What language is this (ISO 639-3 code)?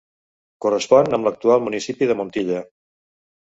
cat